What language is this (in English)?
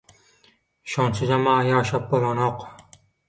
Turkmen